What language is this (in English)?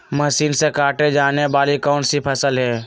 Magahi